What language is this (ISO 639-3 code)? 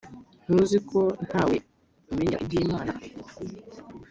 kin